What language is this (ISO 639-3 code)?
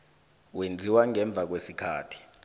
nbl